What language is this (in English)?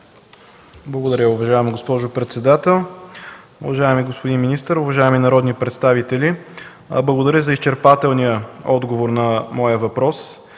Bulgarian